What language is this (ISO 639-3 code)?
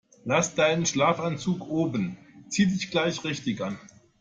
deu